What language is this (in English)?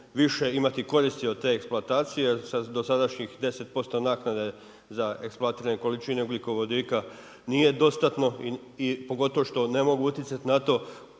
Croatian